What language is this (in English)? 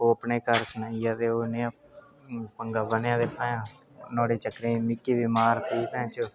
Dogri